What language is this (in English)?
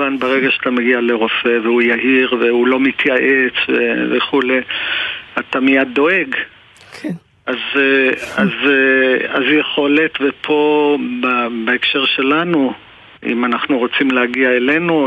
Hebrew